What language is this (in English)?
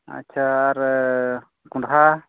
Santali